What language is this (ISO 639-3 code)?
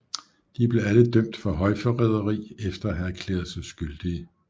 dan